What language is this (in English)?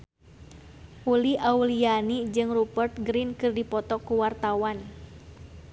Sundanese